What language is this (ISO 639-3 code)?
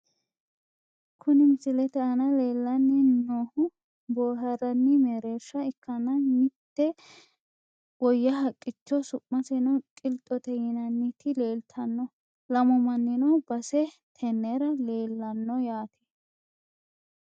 sid